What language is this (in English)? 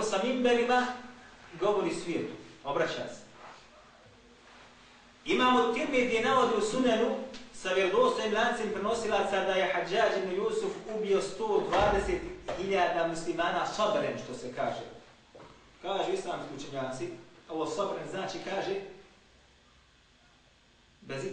Greek